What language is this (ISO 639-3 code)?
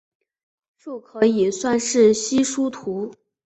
zho